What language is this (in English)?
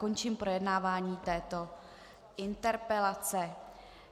Czech